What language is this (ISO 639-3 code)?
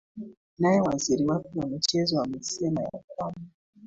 swa